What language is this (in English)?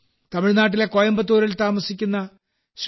Malayalam